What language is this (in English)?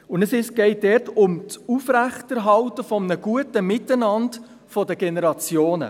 Swiss German